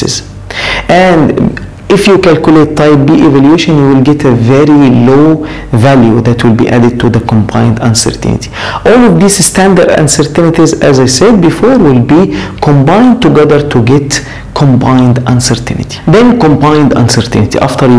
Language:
English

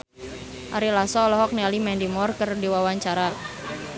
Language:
Sundanese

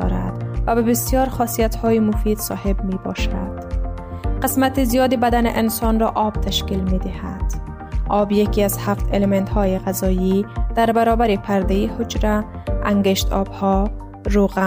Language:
Persian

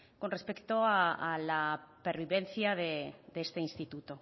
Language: Spanish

